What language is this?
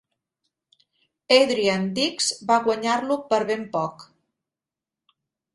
Catalan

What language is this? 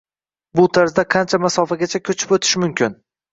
Uzbek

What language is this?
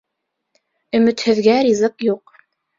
Bashkir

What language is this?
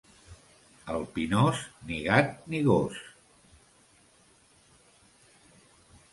Catalan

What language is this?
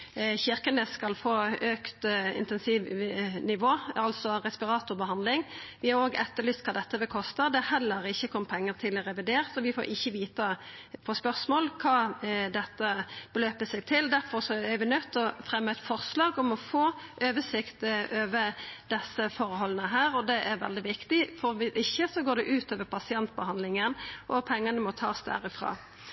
Norwegian Nynorsk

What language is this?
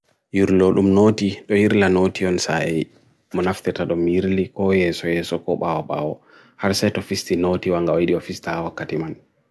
Bagirmi Fulfulde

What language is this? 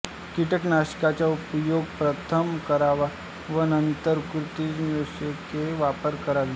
Marathi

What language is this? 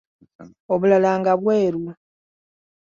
Ganda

